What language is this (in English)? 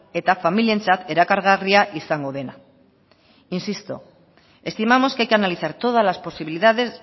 Spanish